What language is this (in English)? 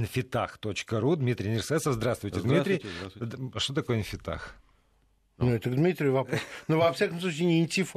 Russian